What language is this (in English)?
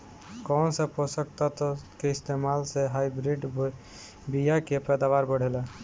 Bhojpuri